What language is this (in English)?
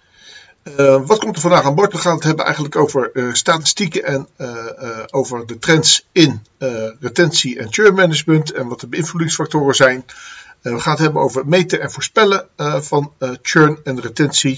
Dutch